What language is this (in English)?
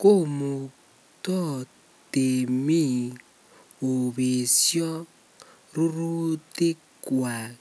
Kalenjin